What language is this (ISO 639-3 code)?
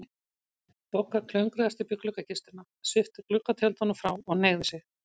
isl